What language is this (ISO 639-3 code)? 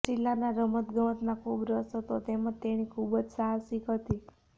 guj